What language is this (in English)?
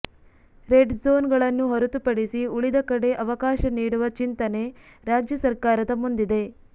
Kannada